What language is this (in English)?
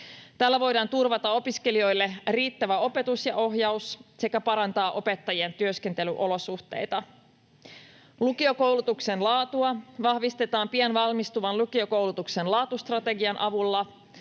Finnish